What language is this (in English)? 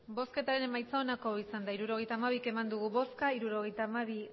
Basque